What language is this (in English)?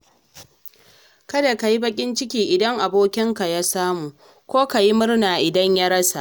Hausa